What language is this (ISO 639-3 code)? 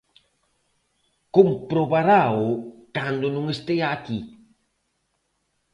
glg